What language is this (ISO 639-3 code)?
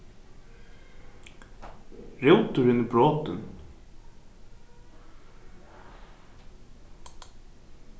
fao